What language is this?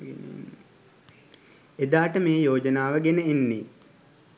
Sinhala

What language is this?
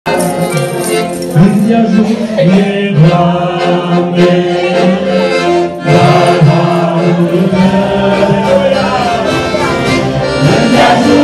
Romanian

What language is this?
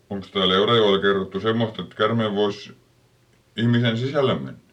Finnish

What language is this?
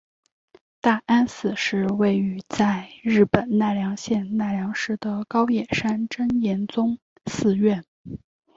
Chinese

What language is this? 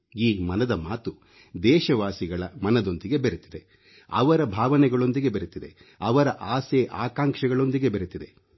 Kannada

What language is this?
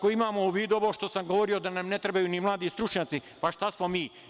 Serbian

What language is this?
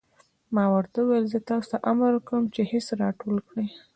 Pashto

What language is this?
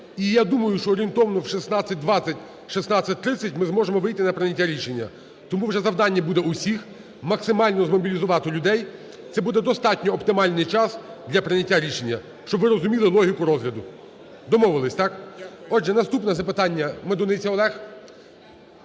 Ukrainian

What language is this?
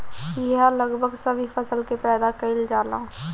Bhojpuri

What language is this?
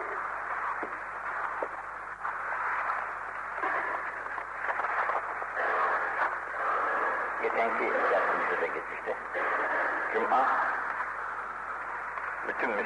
Turkish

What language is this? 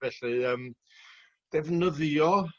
Welsh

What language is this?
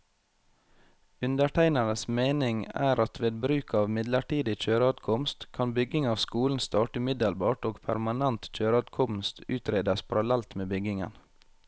Norwegian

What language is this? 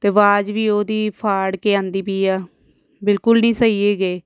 Punjabi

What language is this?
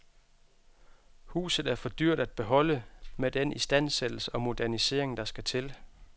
Danish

